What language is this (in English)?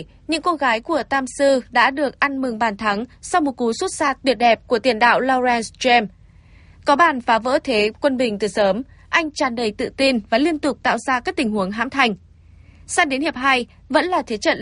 Vietnamese